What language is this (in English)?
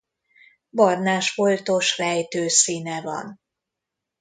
Hungarian